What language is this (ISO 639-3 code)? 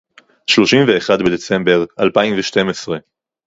heb